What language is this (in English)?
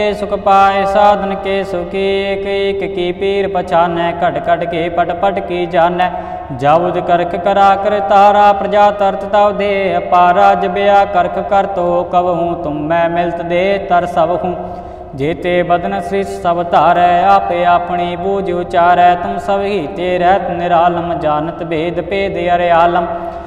Hindi